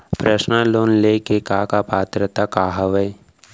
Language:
Chhattisgarhi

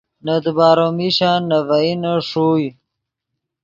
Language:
Yidgha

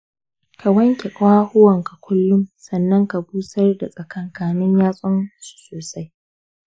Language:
Hausa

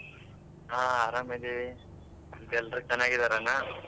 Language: Kannada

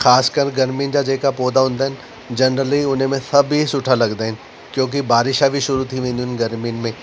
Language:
Sindhi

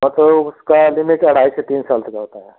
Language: Hindi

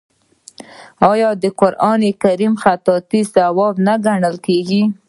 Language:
Pashto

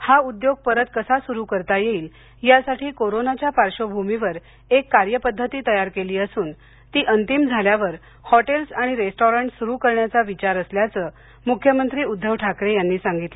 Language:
Marathi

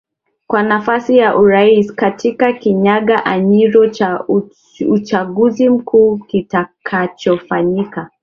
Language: Swahili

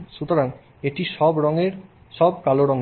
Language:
Bangla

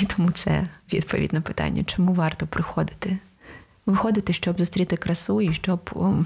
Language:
Ukrainian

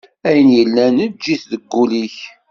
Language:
Kabyle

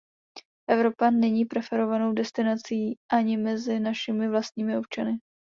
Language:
Czech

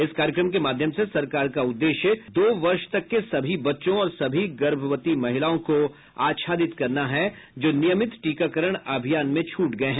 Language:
Hindi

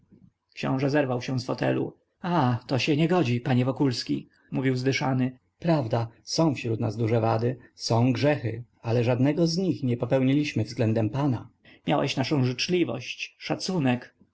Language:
Polish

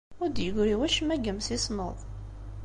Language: Kabyle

